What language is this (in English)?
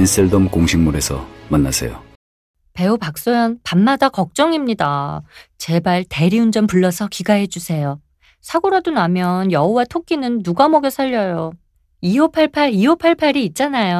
Korean